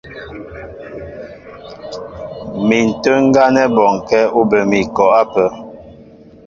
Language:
Mbo (Cameroon)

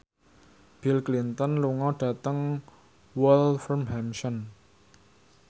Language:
Javanese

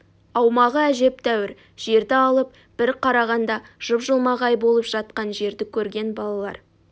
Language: Kazakh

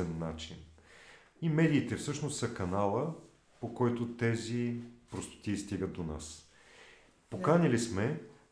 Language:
Bulgarian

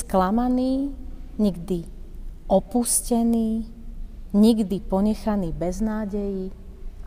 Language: Slovak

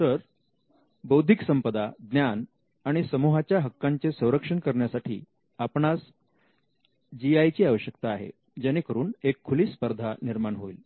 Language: Marathi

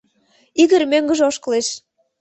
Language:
Mari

